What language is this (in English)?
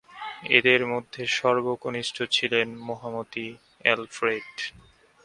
Bangla